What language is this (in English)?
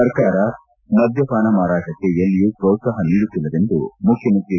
Kannada